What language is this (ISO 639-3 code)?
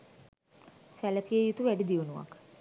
sin